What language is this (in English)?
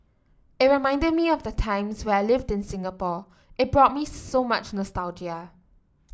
English